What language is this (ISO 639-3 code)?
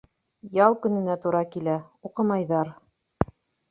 bak